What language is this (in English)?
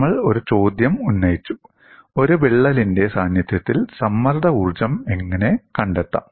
Malayalam